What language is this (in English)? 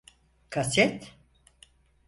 Turkish